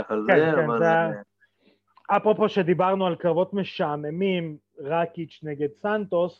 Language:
Hebrew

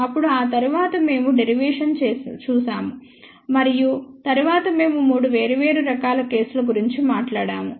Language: Telugu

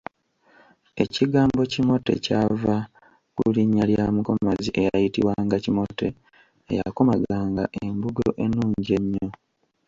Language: Ganda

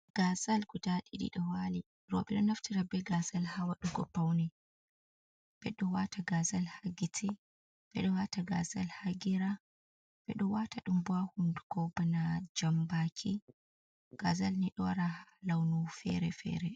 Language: Fula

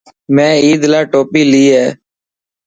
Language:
Dhatki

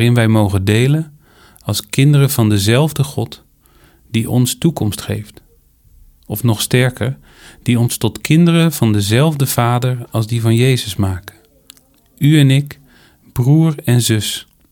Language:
Dutch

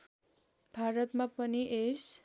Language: Nepali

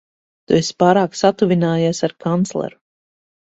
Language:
Latvian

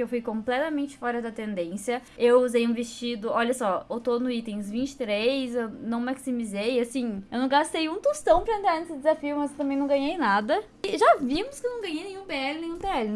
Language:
Portuguese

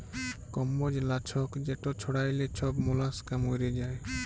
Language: Bangla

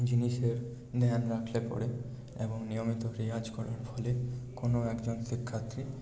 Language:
Bangla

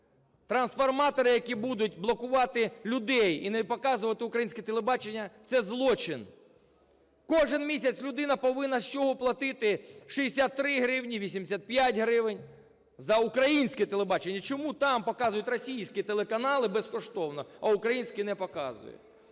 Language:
Ukrainian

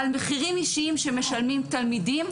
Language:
Hebrew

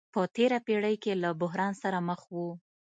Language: Pashto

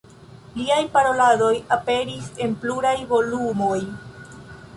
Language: Esperanto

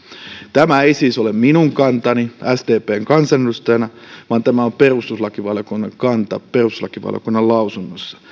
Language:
Finnish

